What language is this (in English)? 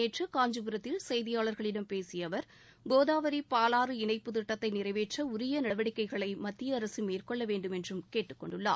Tamil